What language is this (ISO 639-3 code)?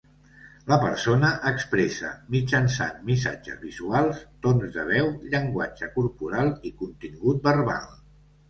cat